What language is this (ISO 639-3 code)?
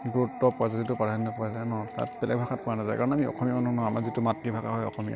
asm